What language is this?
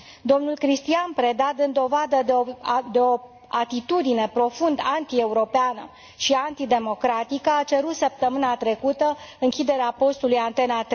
Romanian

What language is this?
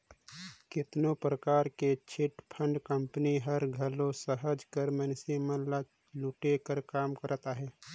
Chhattisgarhi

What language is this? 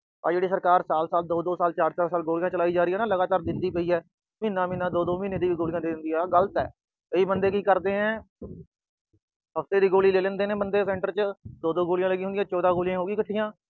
Punjabi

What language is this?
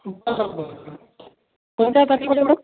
Marathi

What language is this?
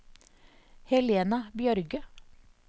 Norwegian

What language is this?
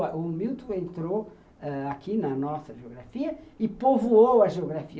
Portuguese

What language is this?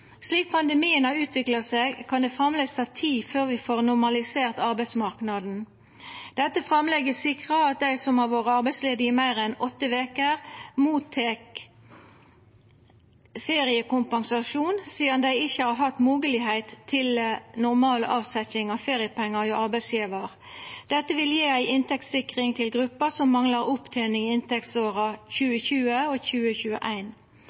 Norwegian Nynorsk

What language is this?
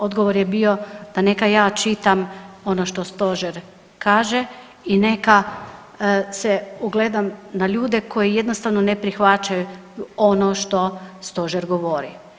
Croatian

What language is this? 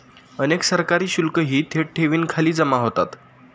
Marathi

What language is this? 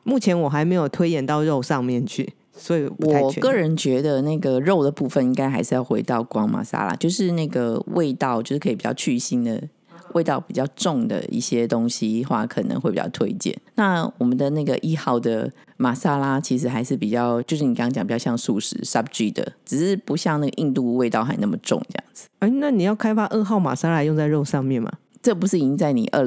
Chinese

